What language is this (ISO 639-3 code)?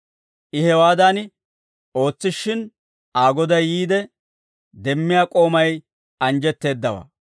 dwr